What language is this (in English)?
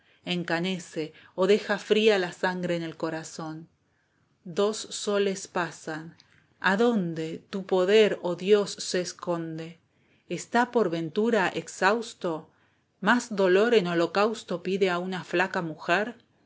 Spanish